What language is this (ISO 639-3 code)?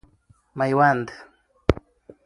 pus